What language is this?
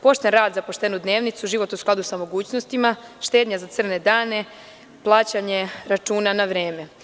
Serbian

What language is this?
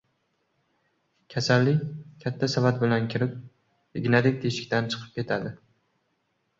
Uzbek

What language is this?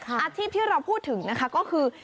Thai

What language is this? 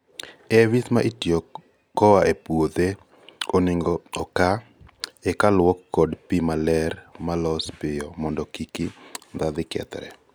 Luo (Kenya and Tanzania)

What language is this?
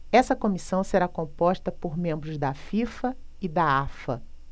Portuguese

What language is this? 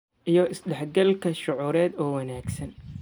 Somali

